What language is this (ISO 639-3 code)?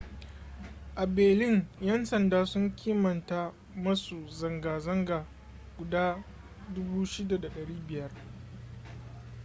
hau